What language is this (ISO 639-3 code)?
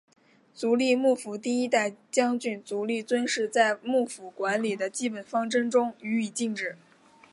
zho